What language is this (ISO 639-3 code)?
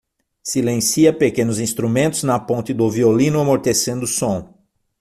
por